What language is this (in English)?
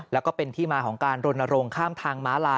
Thai